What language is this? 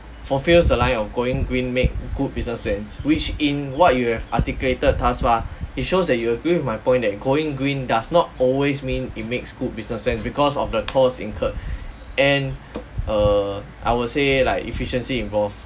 English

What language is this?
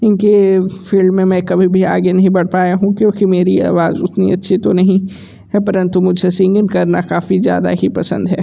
Hindi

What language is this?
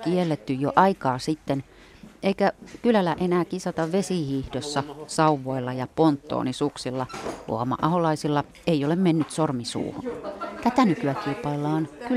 Finnish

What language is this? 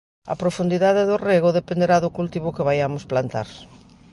Galician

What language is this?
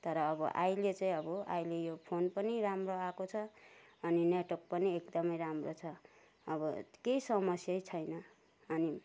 Nepali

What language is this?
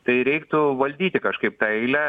Lithuanian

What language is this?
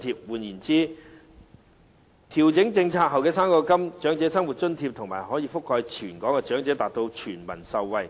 Cantonese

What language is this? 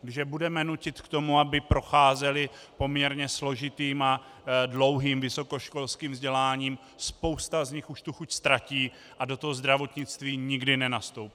Czech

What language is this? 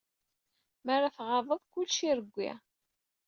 Kabyle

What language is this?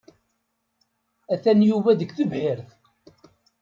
Kabyle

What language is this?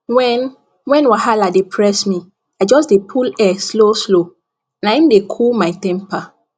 Nigerian Pidgin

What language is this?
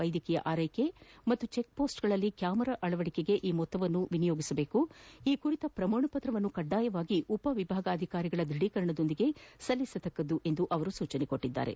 Kannada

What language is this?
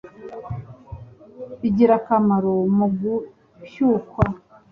Kinyarwanda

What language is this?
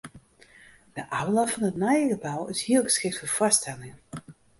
Western Frisian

